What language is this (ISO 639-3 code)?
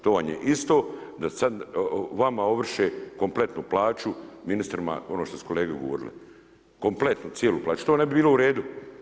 hrv